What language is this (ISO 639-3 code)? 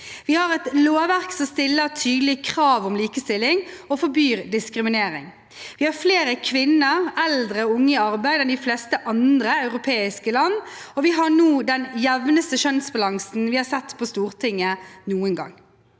nor